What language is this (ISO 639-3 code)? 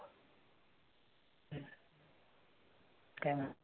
mar